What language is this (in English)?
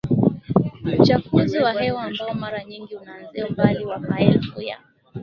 Swahili